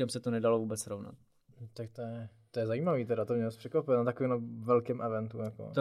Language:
Czech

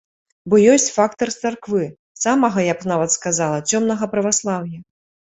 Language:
Belarusian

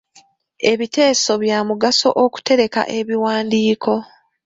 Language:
Ganda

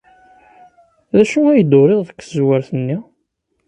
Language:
Kabyle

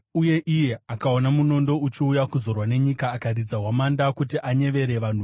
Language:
Shona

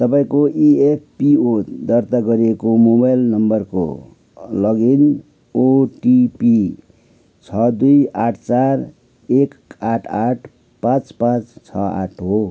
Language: Nepali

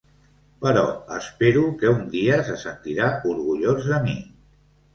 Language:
Catalan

